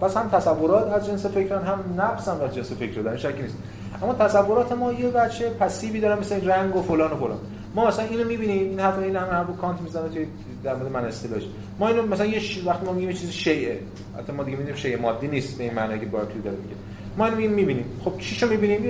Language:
Persian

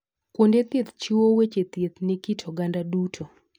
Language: Luo (Kenya and Tanzania)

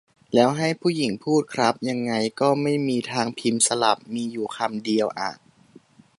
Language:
Thai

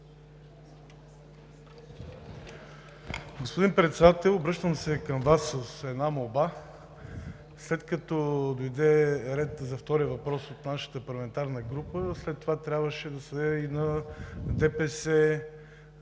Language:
Bulgarian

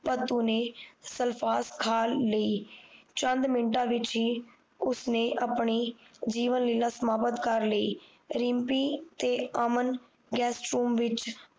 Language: Punjabi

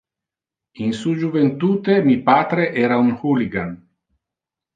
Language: Interlingua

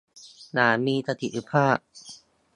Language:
Thai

